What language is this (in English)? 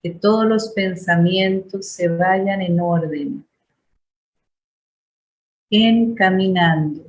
Spanish